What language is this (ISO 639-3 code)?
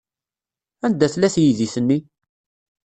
kab